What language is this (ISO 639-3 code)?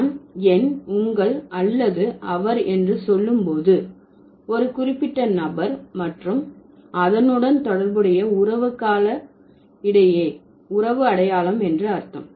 tam